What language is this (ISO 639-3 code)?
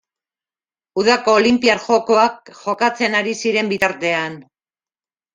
eus